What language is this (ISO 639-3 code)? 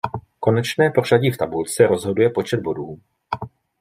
ces